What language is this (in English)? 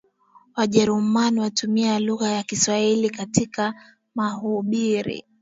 Swahili